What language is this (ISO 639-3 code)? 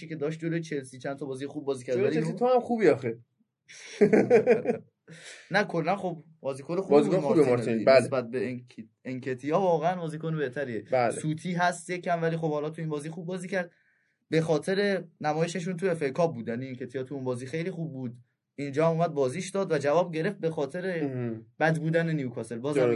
fas